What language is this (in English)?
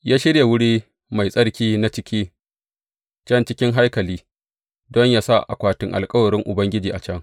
Hausa